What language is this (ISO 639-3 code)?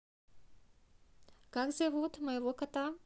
rus